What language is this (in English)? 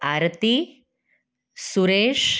Gujarati